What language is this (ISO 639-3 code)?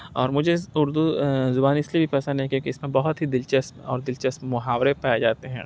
urd